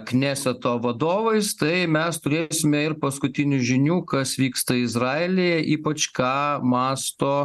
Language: Lithuanian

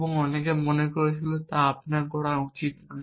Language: Bangla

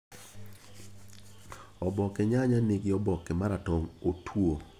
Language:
Luo (Kenya and Tanzania)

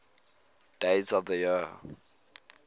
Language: English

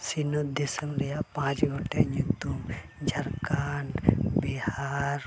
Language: Santali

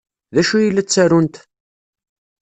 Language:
Kabyle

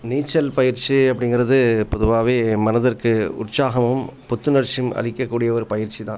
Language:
Tamil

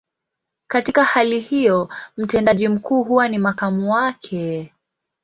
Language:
Swahili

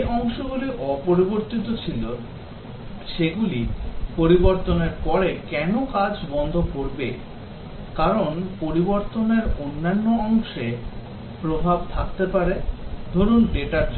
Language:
Bangla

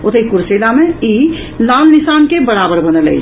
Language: Maithili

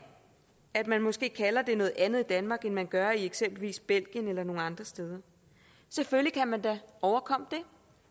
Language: Danish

